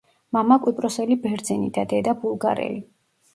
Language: Georgian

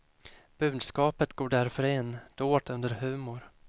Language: Swedish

